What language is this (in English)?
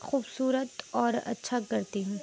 Urdu